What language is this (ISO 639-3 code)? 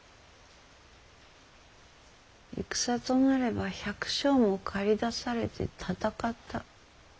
jpn